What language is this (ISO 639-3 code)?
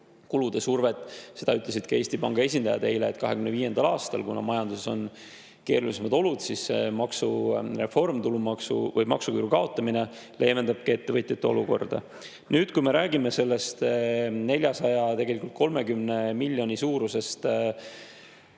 est